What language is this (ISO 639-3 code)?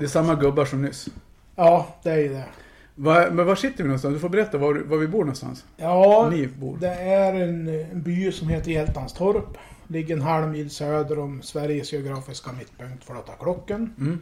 swe